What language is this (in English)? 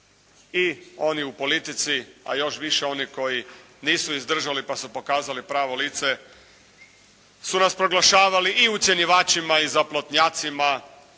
Croatian